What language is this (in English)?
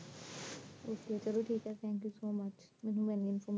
Punjabi